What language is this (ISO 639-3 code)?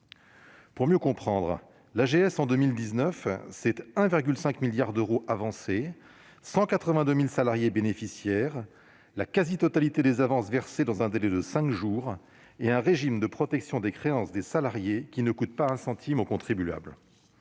fra